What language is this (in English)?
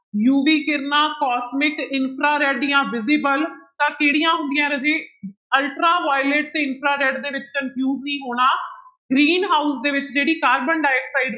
Punjabi